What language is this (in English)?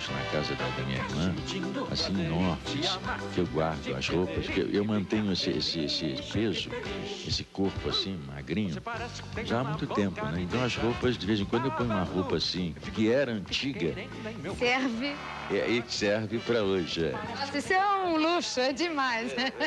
Portuguese